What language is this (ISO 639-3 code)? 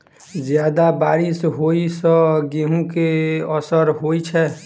mai